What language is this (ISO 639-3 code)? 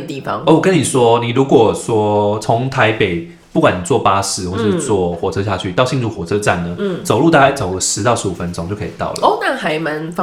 zho